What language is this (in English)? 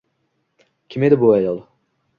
Uzbek